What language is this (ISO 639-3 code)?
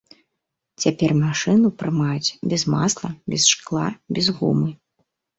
bel